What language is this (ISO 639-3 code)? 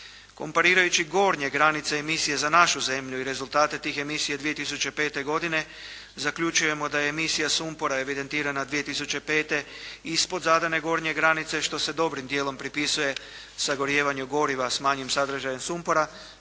hrv